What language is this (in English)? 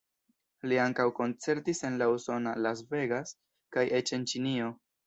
Esperanto